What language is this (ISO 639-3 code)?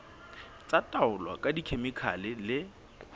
sot